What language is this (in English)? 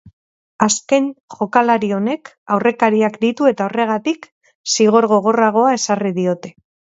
Basque